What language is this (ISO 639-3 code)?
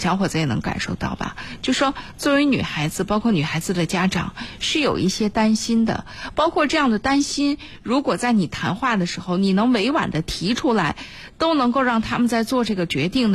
zho